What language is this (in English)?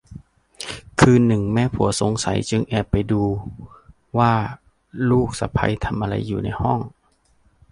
Thai